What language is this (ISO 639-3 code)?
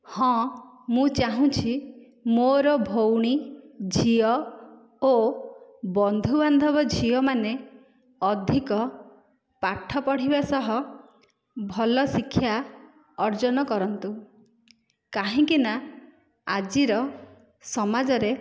ori